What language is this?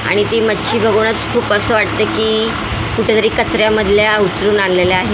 Marathi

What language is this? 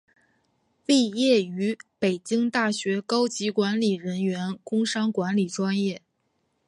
Chinese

